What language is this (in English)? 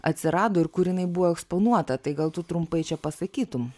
Lithuanian